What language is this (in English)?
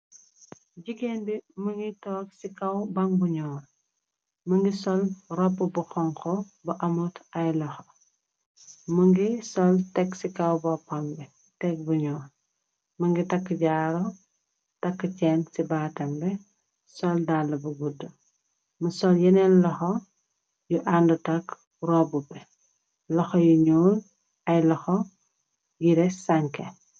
Wolof